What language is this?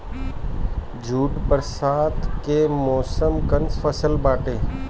Bhojpuri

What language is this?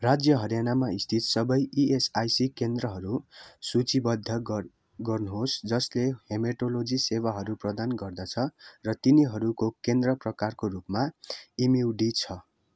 Nepali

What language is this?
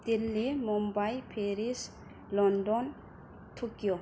Bodo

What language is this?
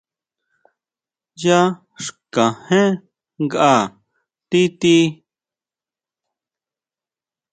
Huautla Mazatec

